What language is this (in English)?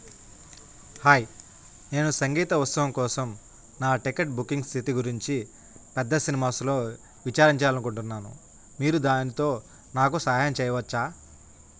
Telugu